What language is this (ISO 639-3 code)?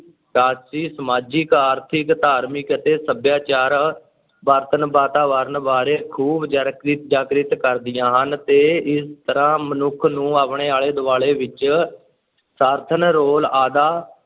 pan